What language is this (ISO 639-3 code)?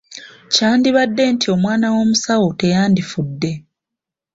lug